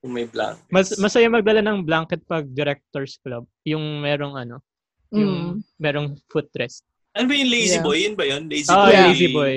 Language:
Filipino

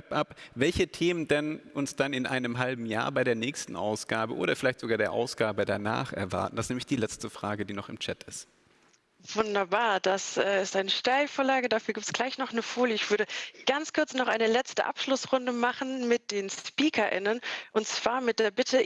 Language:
German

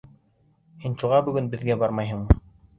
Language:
Bashkir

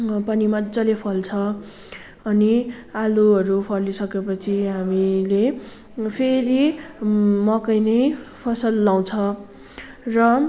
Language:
Nepali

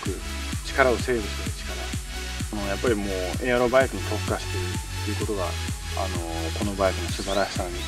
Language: Japanese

